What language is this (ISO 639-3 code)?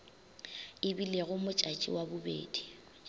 nso